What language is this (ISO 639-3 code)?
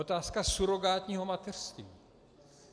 ces